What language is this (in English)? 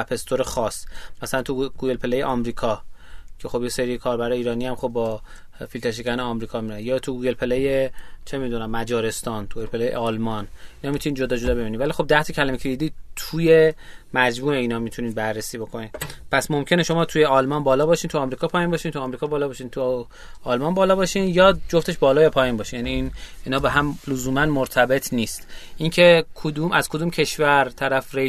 Persian